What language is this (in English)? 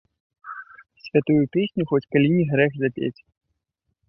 Belarusian